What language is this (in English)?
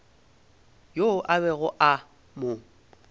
Northern Sotho